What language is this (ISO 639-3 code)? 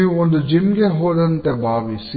kan